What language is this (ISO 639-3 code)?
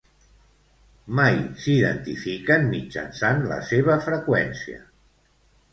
cat